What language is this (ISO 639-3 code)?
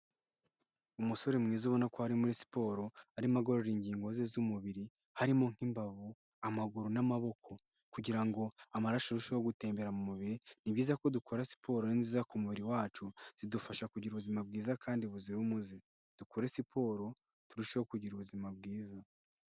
kin